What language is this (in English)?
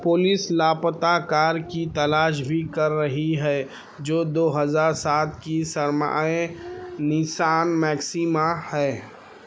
Urdu